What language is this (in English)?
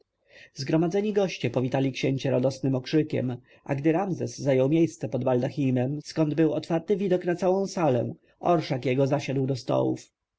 Polish